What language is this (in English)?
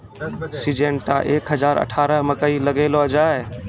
Maithili